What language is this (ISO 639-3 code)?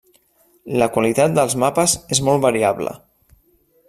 cat